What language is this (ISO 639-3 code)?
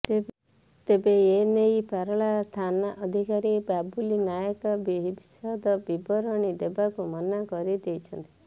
ori